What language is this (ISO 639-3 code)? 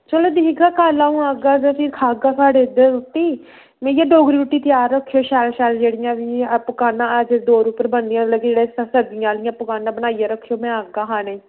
doi